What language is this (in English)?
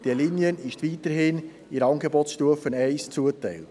Swiss German